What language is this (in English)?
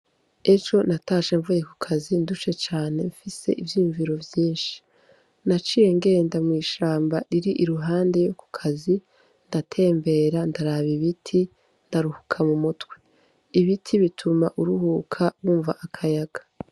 Rundi